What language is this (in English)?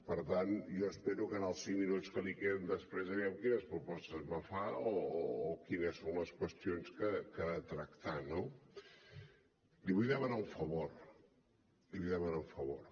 Catalan